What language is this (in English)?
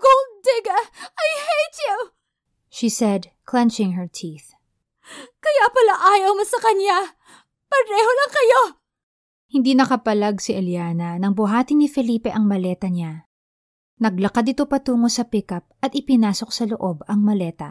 Filipino